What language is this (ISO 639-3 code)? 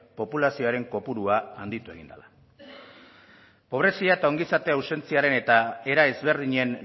eus